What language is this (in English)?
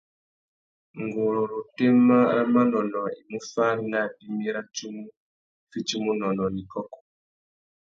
Tuki